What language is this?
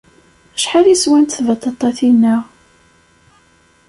Kabyle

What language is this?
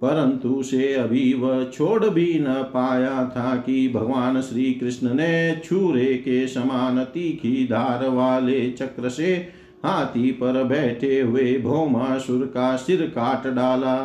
Hindi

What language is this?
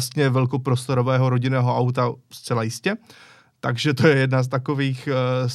Czech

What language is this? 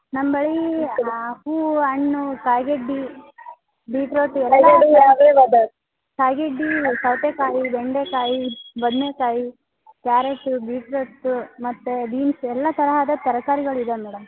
Kannada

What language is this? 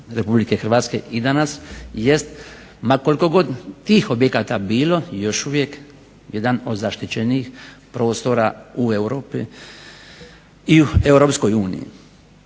Croatian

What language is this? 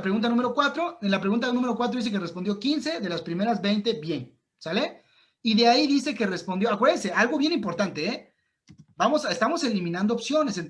Spanish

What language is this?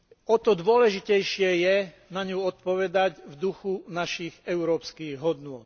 Slovak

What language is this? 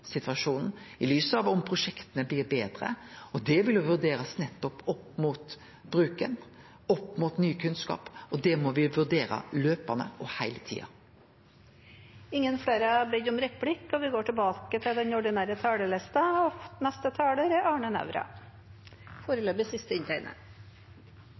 Norwegian Nynorsk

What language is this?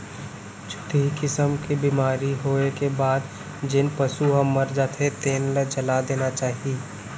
Chhattisgarhi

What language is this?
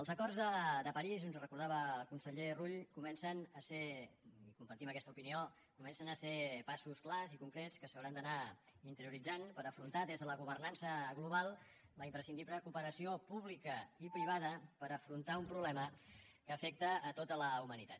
Catalan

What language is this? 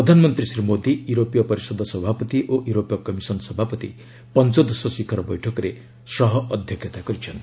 Odia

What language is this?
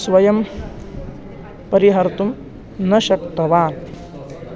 Sanskrit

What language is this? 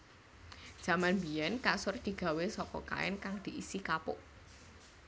Javanese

